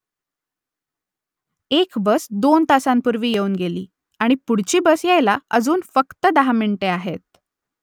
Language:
Marathi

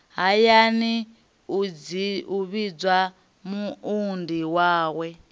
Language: Venda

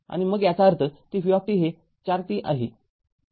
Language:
Marathi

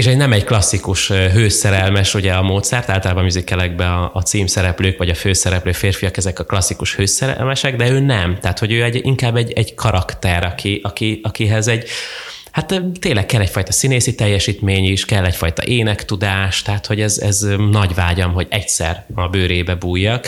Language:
Hungarian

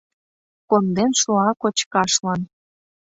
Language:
Mari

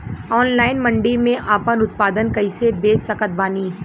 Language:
Bhojpuri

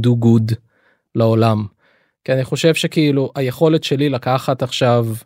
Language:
Hebrew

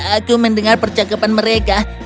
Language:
Indonesian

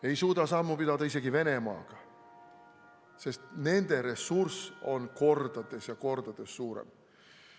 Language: Estonian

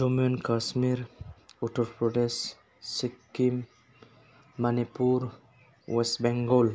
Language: Bodo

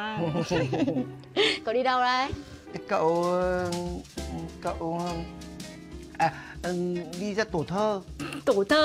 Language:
Vietnamese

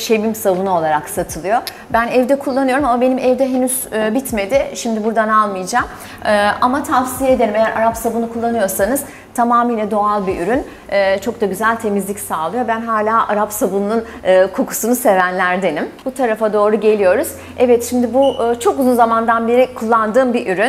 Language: Turkish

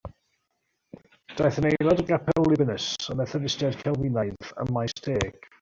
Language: Welsh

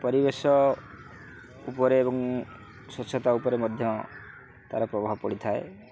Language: Odia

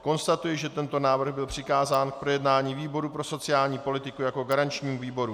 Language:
Czech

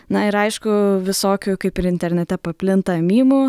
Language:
Lithuanian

